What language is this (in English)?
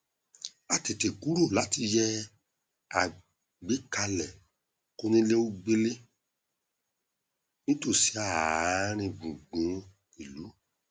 Yoruba